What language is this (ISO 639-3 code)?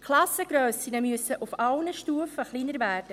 gsw